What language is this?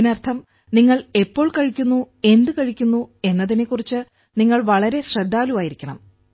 Malayalam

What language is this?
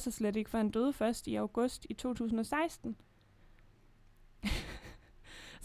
Danish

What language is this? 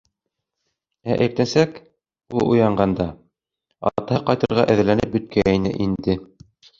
Bashkir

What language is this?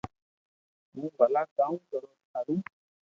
Loarki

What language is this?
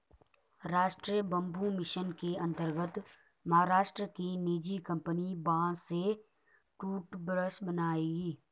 Hindi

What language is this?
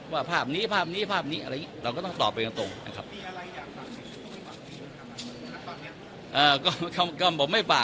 Thai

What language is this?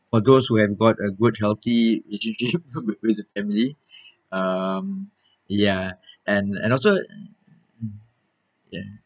English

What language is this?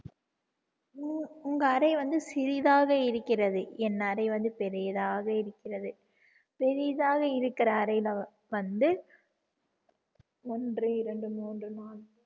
Tamil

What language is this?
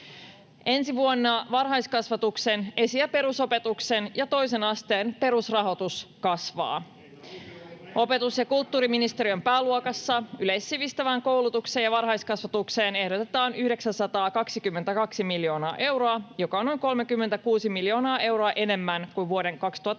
Finnish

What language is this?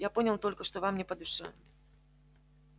Russian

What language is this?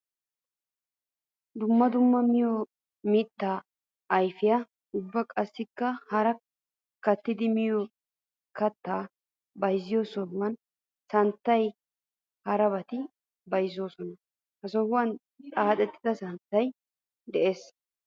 Wolaytta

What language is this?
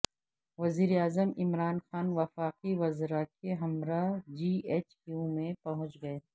Urdu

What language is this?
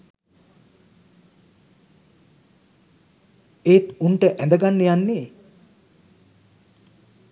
Sinhala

